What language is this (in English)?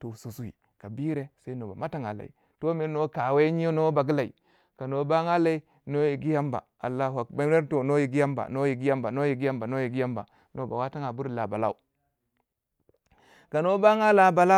Waja